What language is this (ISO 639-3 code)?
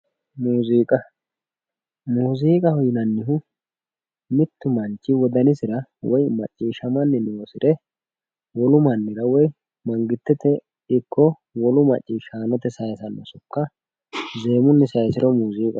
sid